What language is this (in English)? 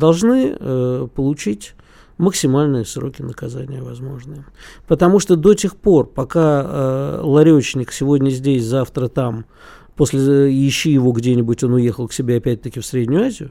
Russian